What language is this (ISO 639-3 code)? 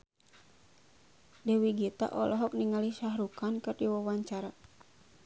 sun